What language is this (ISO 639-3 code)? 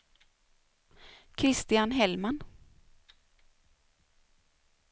swe